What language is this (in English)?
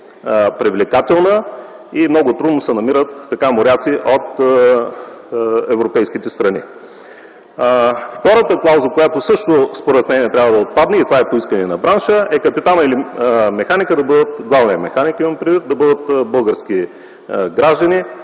Bulgarian